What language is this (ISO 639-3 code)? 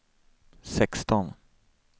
swe